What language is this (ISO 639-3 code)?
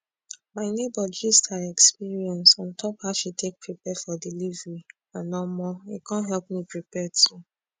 pcm